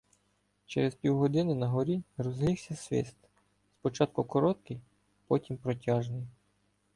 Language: Ukrainian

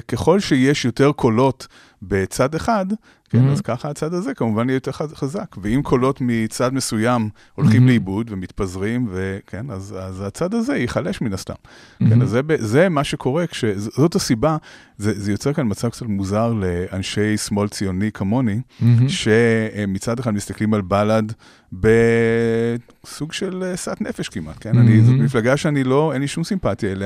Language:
Hebrew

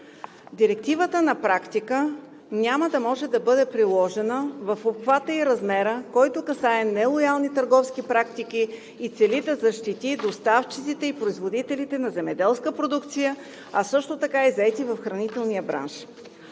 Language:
Bulgarian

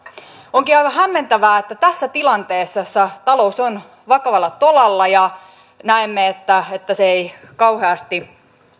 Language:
Finnish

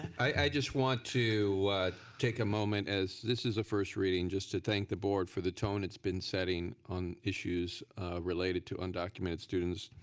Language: English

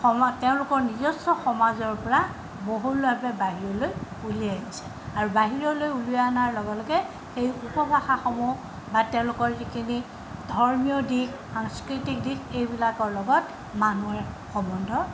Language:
Assamese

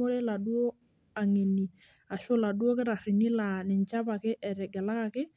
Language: Masai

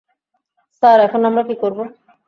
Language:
Bangla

